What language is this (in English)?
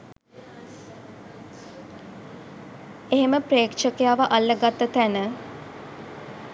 Sinhala